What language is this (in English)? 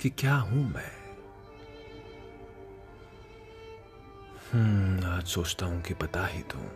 Hindi